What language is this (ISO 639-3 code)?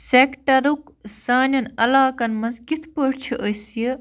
kas